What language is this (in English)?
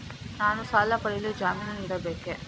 Kannada